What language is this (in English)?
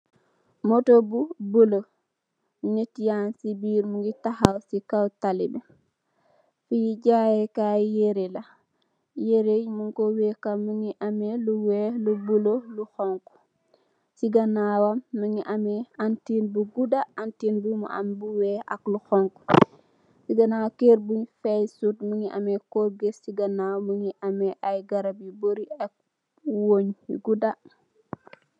Wolof